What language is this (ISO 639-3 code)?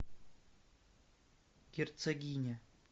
rus